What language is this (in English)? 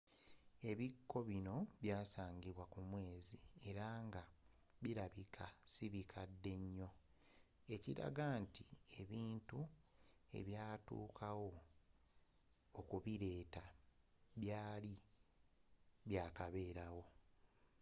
Ganda